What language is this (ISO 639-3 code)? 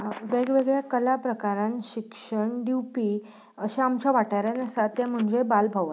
kok